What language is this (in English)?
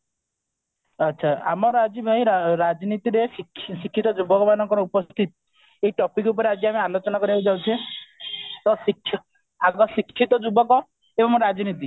Odia